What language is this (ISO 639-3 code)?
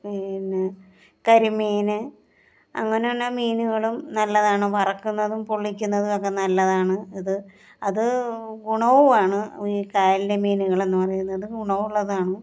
mal